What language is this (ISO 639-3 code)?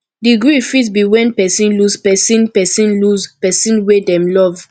pcm